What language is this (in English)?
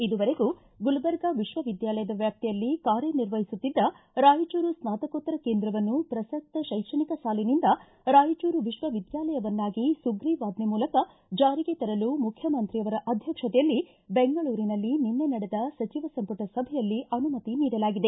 Kannada